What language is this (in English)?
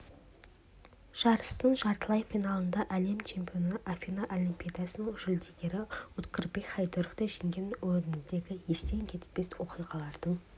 Kazakh